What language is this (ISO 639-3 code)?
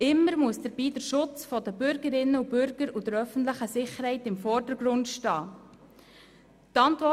gsw